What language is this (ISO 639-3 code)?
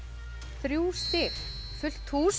isl